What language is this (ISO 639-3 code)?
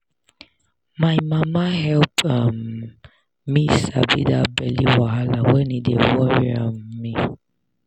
pcm